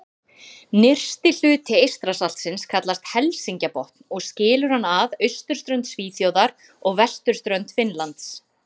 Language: Icelandic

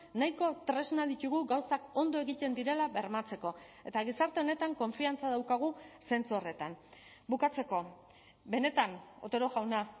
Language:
Basque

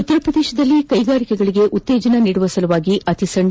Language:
Kannada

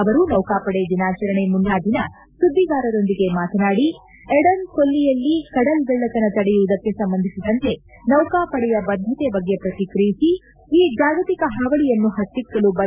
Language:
Kannada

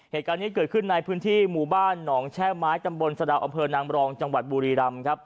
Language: Thai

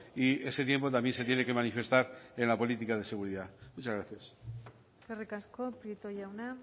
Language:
Spanish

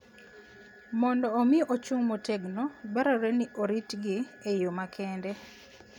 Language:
Luo (Kenya and Tanzania)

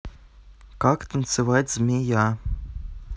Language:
Russian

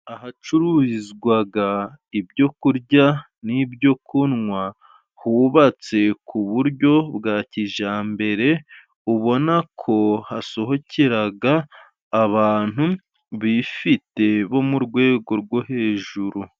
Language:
Kinyarwanda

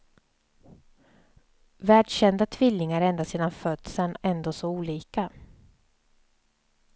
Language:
Swedish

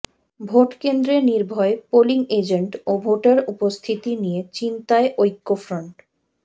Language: Bangla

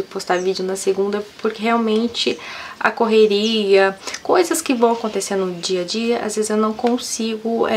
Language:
Portuguese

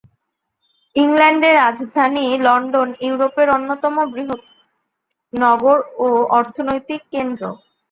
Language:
Bangla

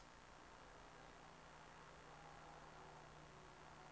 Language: Danish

